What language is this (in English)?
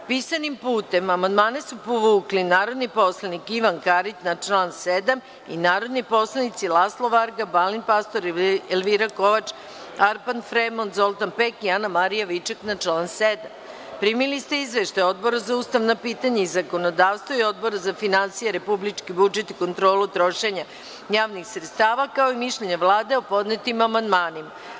Serbian